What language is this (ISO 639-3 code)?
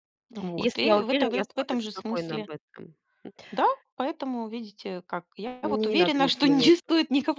rus